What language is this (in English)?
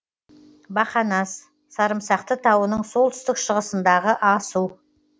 Kazakh